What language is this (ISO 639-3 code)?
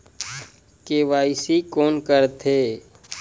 hne